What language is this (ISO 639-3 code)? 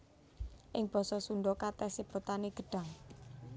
jav